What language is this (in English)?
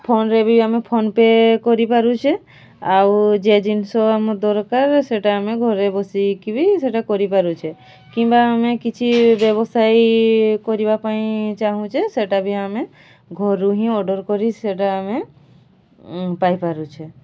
Odia